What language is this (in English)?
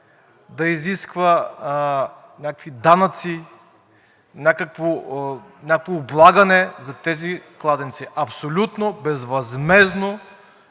Bulgarian